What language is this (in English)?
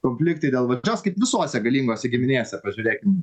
Lithuanian